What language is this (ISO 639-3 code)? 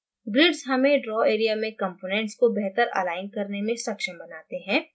hin